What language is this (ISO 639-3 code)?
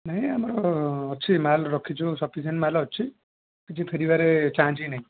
ori